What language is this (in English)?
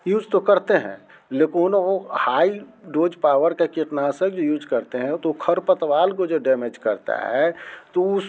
Hindi